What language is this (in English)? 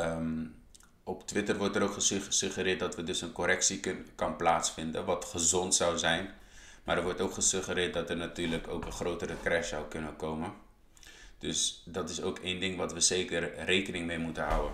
Dutch